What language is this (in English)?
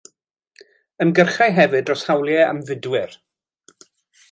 Welsh